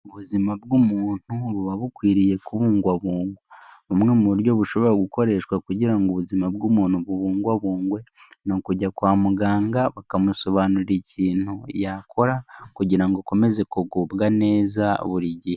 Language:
Kinyarwanda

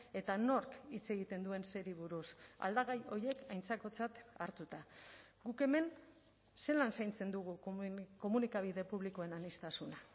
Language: Basque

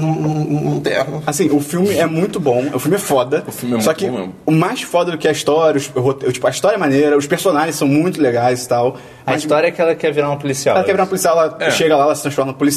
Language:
Portuguese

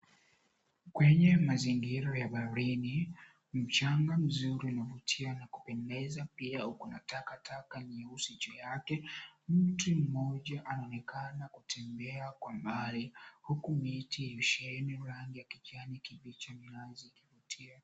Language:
Swahili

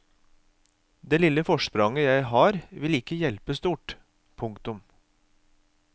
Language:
Norwegian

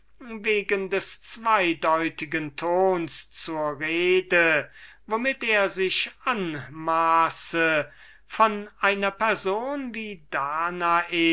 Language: German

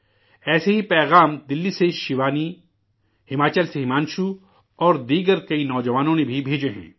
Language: Urdu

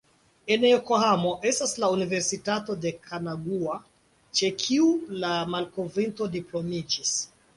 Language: Esperanto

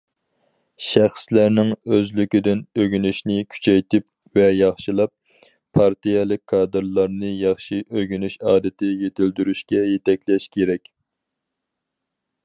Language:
Uyghur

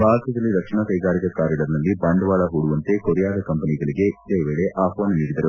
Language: Kannada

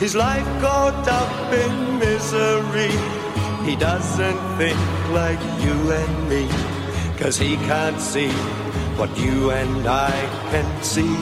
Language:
Persian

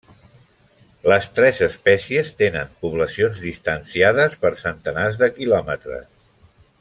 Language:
Catalan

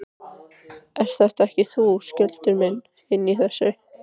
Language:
Icelandic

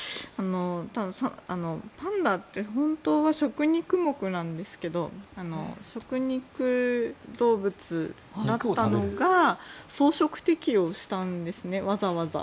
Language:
Japanese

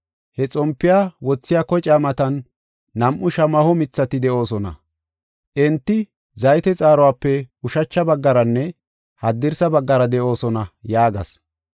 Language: Gofa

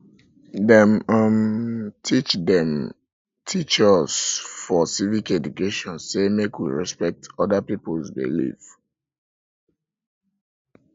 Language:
Nigerian Pidgin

